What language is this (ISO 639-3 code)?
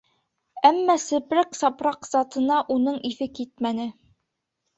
bak